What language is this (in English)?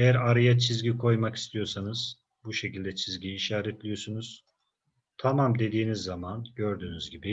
Turkish